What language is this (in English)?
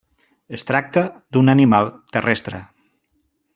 Catalan